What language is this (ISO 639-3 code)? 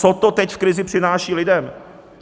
ces